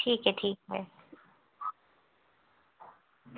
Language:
Dogri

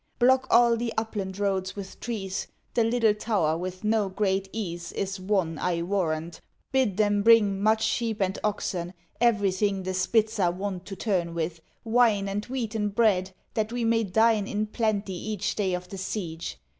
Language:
English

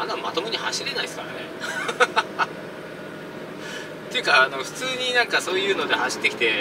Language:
Japanese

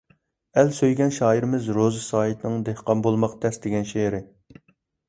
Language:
Uyghur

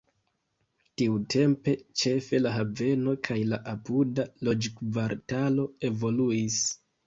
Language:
Esperanto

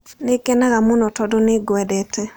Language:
Kikuyu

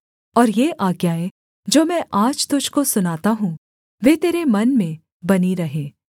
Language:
Hindi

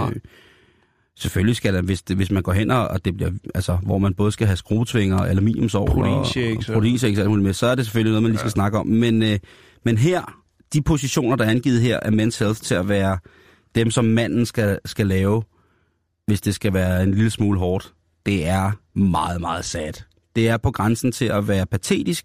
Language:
Danish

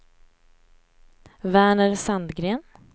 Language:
Swedish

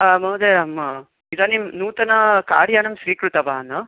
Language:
Sanskrit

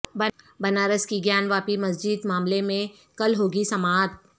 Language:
Urdu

